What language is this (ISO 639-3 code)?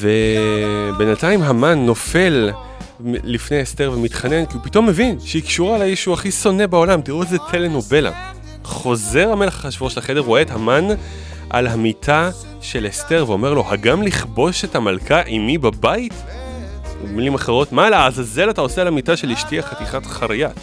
heb